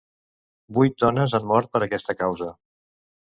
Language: Catalan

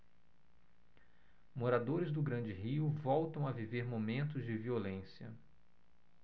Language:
Portuguese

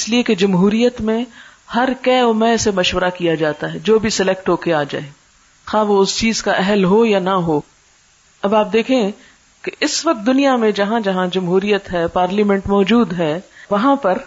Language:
Urdu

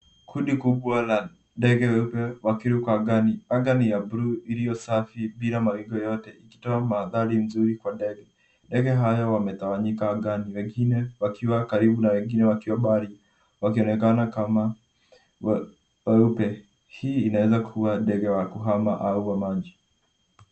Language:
Swahili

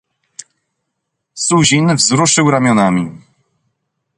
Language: Polish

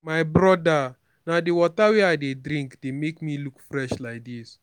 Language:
Nigerian Pidgin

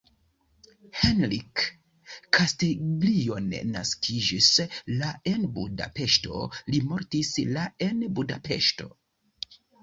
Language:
Esperanto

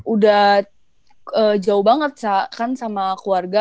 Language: Indonesian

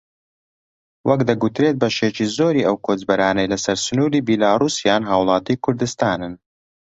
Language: Central Kurdish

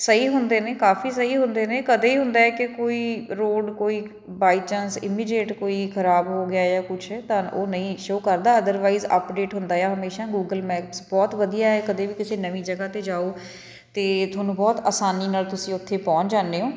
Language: Punjabi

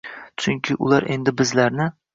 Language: Uzbek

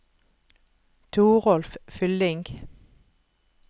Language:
Norwegian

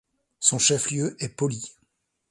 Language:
French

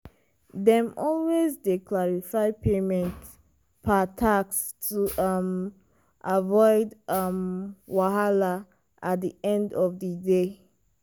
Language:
Nigerian Pidgin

